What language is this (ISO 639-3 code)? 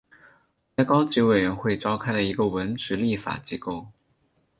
zho